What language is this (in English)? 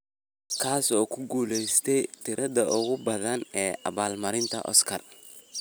Somali